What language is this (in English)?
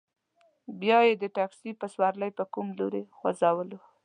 Pashto